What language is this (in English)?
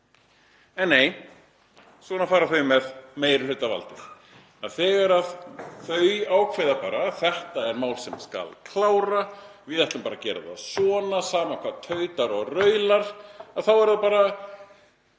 Icelandic